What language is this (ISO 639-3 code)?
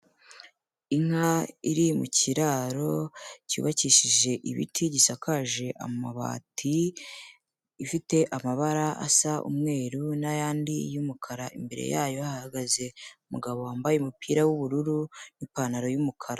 kin